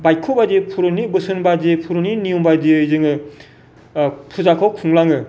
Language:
Bodo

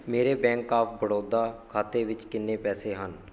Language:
Punjabi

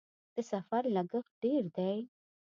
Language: Pashto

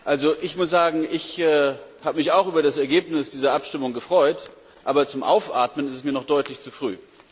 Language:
German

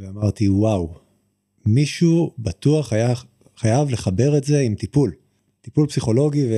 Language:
Hebrew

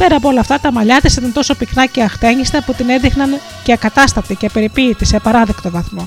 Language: Greek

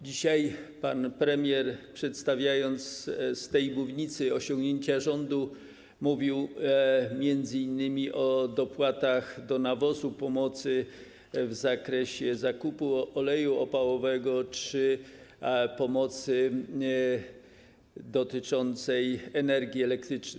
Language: Polish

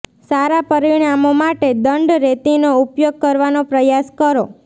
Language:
Gujarati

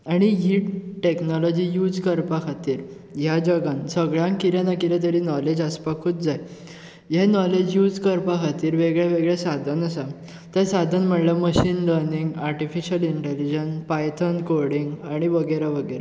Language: Konkani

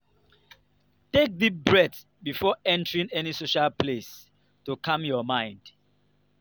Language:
Nigerian Pidgin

